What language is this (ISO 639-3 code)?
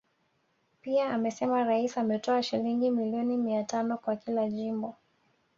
swa